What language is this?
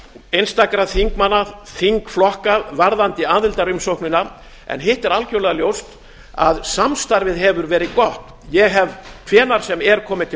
Icelandic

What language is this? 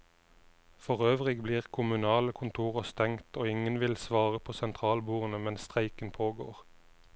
Norwegian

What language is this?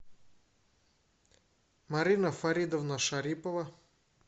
Russian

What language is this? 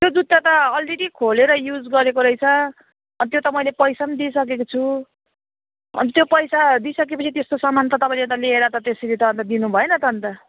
Nepali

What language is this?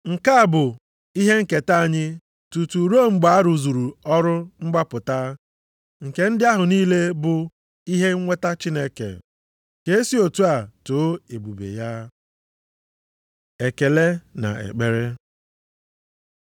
Igbo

